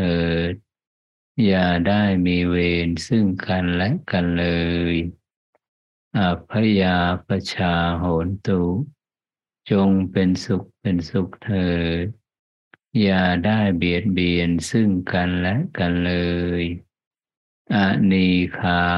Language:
Thai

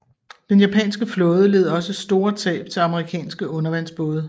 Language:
Danish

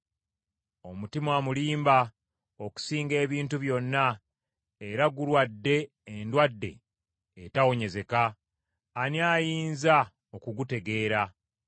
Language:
Ganda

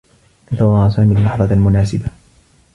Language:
Arabic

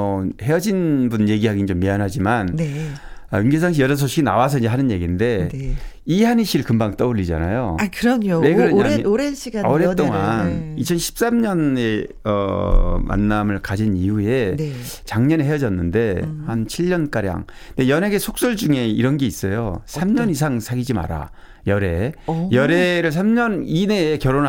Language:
Korean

